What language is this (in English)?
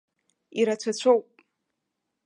Abkhazian